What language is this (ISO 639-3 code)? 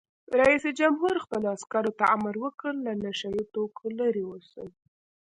pus